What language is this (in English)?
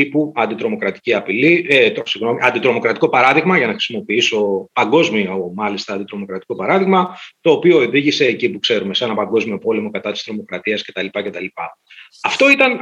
Greek